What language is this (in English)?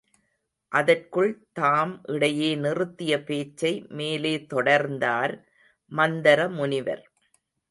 Tamil